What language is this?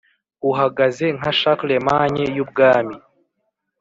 Kinyarwanda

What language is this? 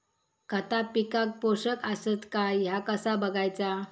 Marathi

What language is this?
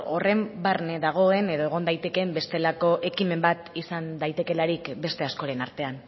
Basque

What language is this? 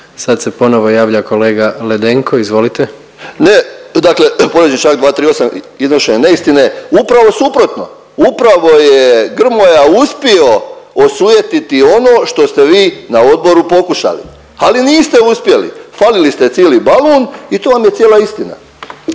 Croatian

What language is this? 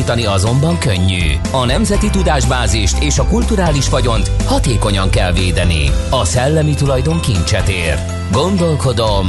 Hungarian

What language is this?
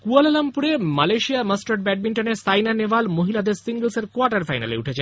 Bangla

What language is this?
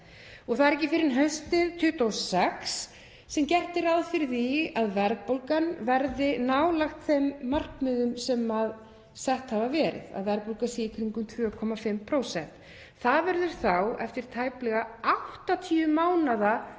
Icelandic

